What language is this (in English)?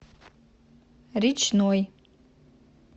Russian